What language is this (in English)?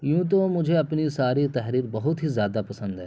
Urdu